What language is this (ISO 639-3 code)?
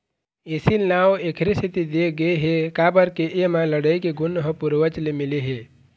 hne